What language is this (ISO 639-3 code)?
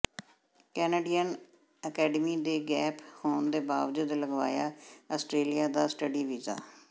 pan